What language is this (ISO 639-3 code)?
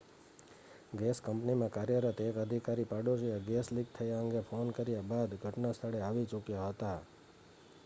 guj